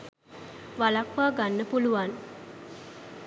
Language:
Sinhala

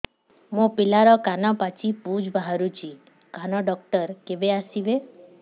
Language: Odia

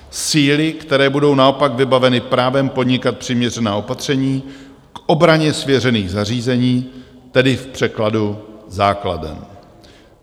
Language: Czech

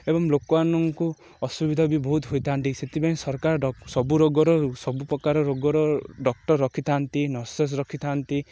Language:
Odia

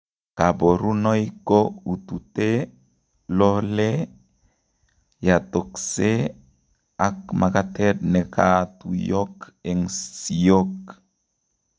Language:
Kalenjin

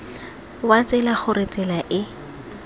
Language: Tswana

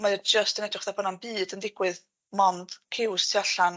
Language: Welsh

